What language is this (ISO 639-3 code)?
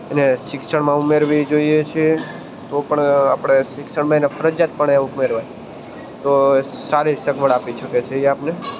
guj